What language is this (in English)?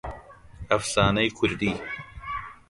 Central Kurdish